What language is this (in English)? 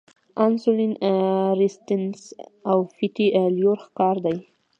Pashto